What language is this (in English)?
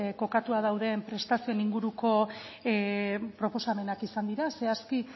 Basque